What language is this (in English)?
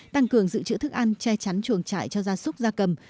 Vietnamese